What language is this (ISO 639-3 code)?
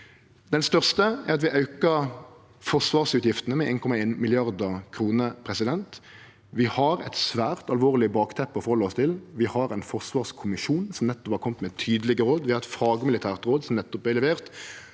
nor